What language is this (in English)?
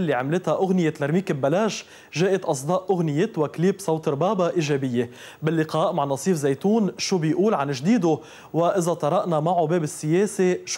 Arabic